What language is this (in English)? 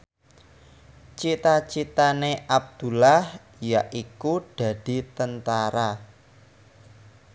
Javanese